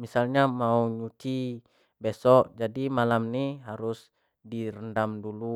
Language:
Jambi Malay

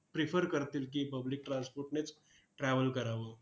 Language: Marathi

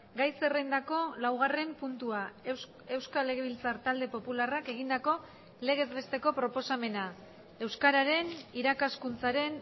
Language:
Basque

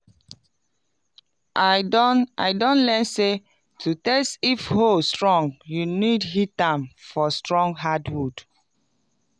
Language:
Nigerian Pidgin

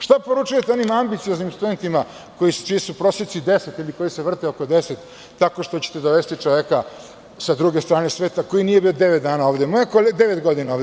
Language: Serbian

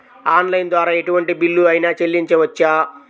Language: Telugu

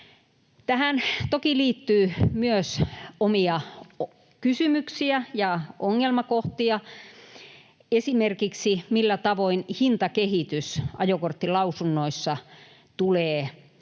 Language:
Finnish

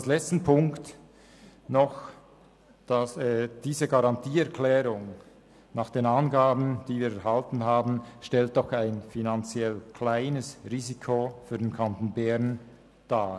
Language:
Swiss German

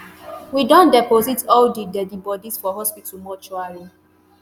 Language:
Nigerian Pidgin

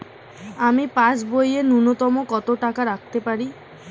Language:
Bangla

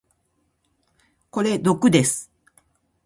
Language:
Japanese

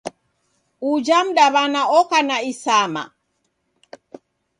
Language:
Taita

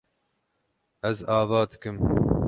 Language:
Kurdish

